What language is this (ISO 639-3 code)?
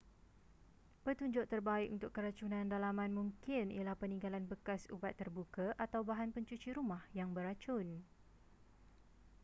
msa